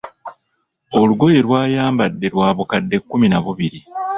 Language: Ganda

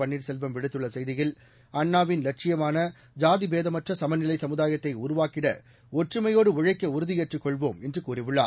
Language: Tamil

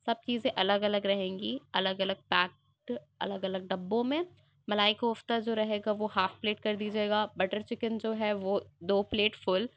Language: Urdu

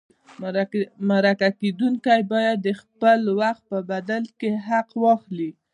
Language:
Pashto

